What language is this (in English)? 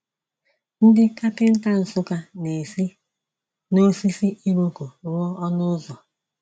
Igbo